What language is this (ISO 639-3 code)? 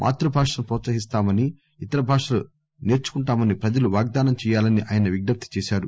tel